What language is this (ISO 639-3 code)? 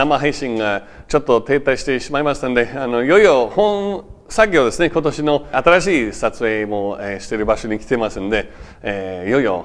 jpn